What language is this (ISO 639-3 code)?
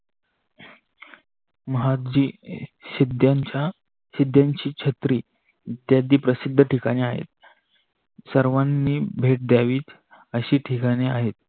mar